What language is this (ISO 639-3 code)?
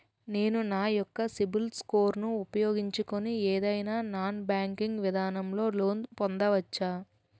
tel